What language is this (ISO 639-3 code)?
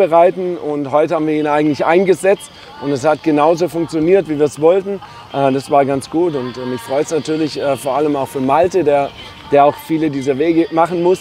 deu